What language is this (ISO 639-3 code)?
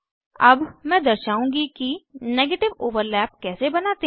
hin